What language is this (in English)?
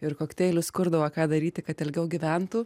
Lithuanian